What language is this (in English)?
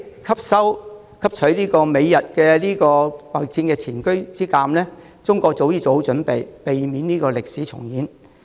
Cantonese